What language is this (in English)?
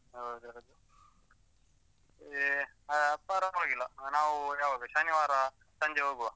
Kannada